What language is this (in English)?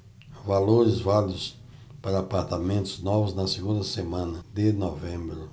Portuguese